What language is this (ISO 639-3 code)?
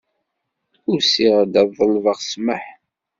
kab